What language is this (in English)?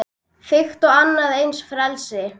Icelandic